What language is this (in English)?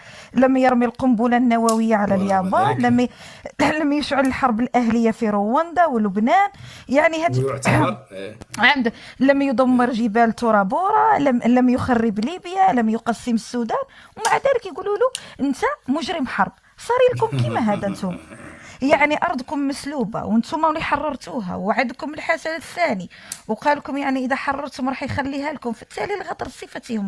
Arabic